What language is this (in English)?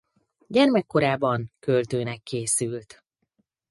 Hungarian